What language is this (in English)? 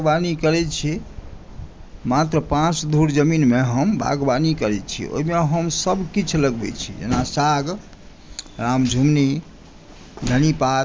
Maithili